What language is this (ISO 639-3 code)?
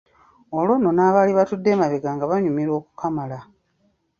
lug